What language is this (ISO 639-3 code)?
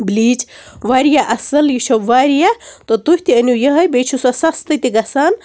kas